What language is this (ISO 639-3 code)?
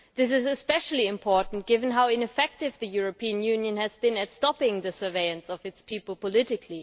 eng